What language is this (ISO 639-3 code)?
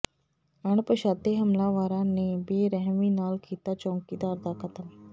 pan